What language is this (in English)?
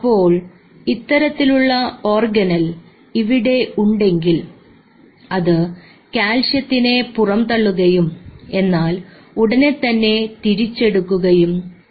Malayalam